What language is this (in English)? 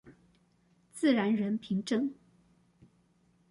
Chinese